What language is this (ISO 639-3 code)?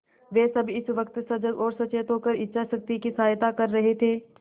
hin